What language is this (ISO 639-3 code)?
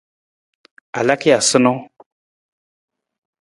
nmz